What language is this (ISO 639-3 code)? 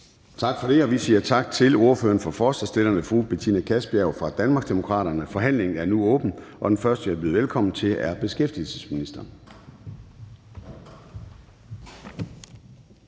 dan